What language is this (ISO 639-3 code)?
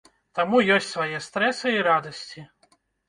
bel